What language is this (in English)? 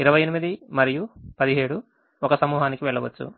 Telugu